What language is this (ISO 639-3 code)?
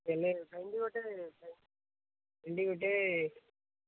ori